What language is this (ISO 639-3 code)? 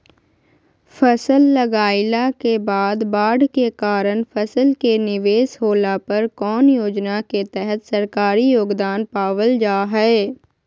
mag